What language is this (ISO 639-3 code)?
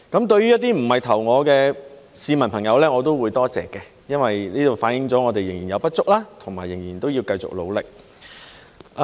yue